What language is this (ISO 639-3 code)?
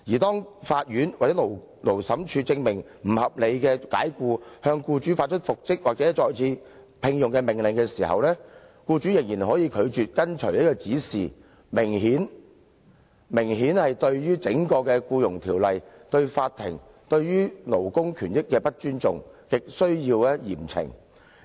yue